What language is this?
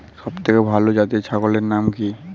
Bangla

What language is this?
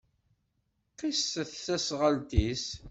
Kabyle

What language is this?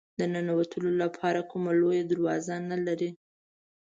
Pashto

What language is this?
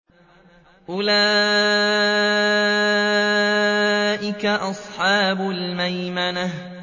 Arabic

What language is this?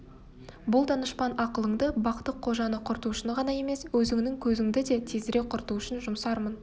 Kazakh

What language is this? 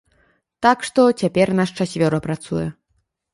Belarusian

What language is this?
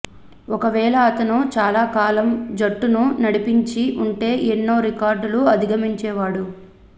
Telugu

